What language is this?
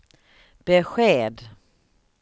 Swedish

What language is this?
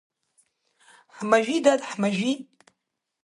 Abkhazian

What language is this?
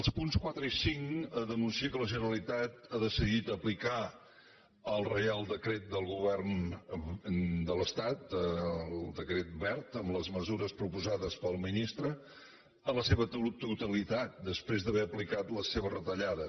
Catalan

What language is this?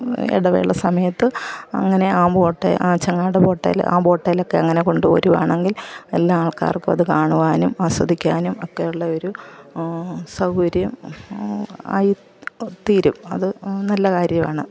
Malayalam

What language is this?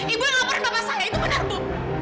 Indonesian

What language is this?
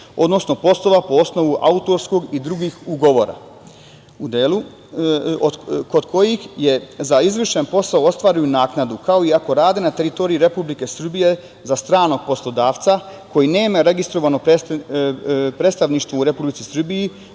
Serbian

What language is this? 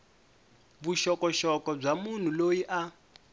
Tsonga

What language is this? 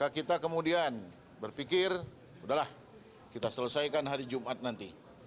Indonesian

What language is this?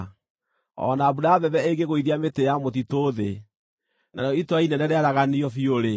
Kikuyu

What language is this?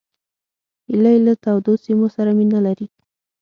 Pashto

